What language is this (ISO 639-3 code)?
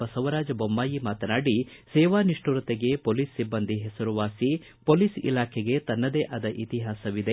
kan